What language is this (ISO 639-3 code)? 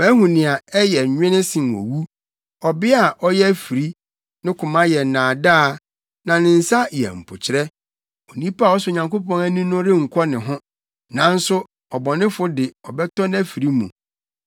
aka